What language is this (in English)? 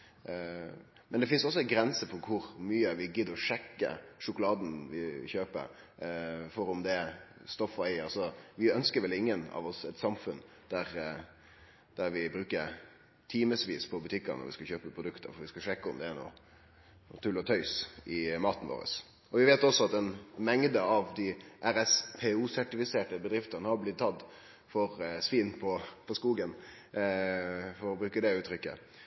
Norwegian Nynorsk